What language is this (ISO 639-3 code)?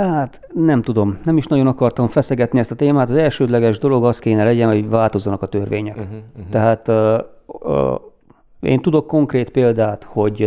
hun